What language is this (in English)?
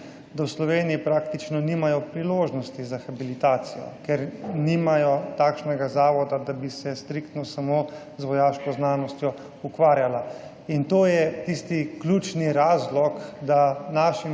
Slovenian